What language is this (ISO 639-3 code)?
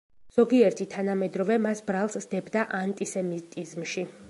kat